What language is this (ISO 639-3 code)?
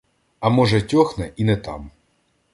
ukr